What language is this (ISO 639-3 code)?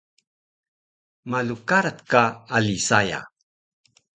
trv